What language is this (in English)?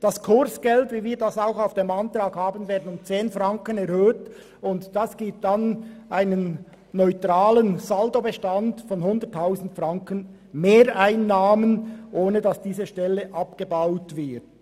Swiss German